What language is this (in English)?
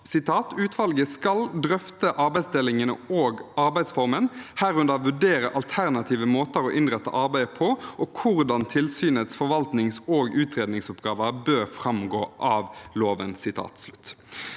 Norwegian